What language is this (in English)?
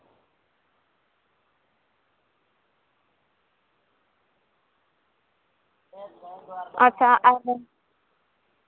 Santali